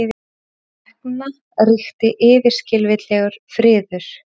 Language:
Icelandic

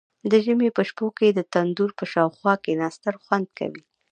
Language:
Pashto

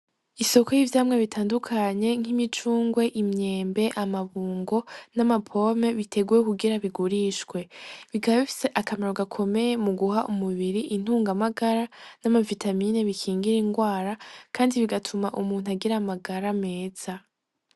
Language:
Rundi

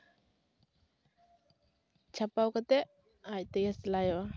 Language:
Santali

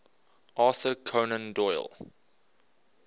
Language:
English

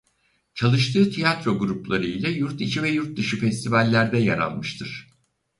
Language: Turkish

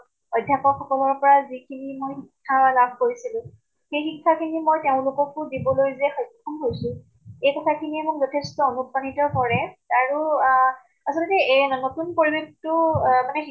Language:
Assamese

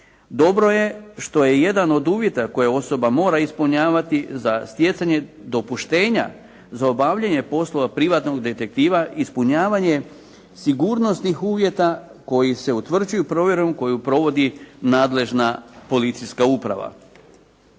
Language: Croatian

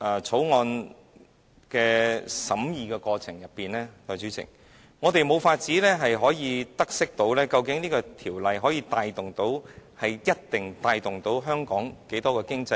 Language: Cantonese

